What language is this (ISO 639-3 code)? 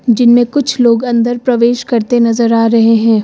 hin